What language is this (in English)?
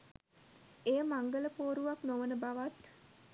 Sinhala